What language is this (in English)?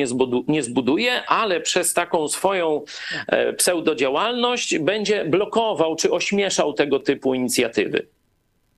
Polish